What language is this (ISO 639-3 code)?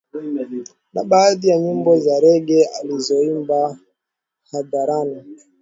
swa